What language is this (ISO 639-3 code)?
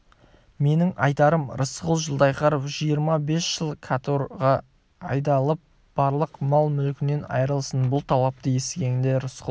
kaz